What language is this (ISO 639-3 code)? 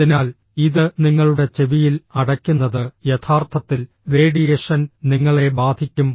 mal